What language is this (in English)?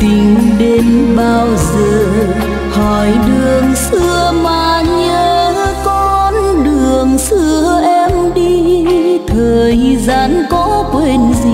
Vietnamese